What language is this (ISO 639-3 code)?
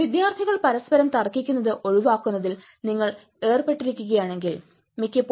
mal